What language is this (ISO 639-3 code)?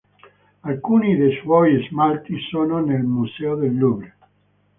ita